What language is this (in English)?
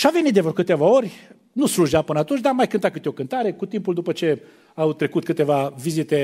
Romanian